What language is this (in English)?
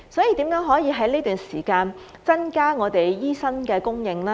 Cantonese